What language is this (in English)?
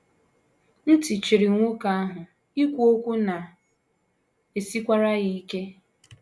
Igbo